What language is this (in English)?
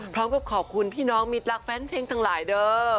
Thai